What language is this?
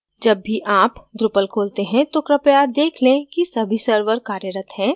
Hindi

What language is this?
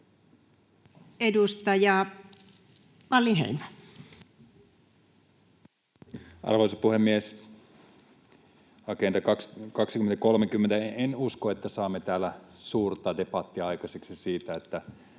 Finnish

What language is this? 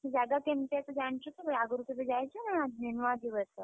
Odia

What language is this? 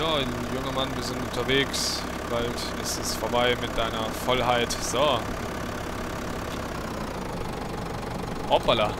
German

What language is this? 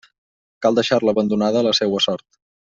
Catalan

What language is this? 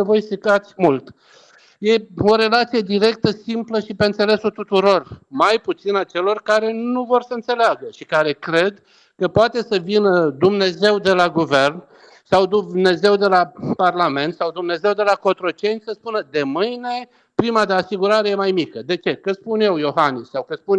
Romanian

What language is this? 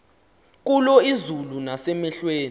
Xhosa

